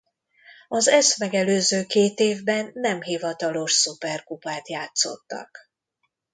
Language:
Hungarian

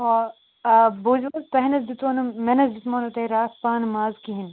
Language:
Kashmiri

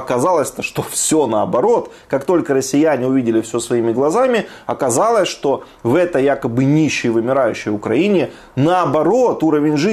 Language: Russian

